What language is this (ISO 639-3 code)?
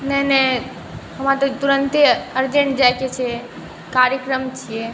mai